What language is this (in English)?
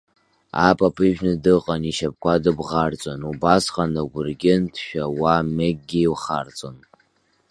Abkhazian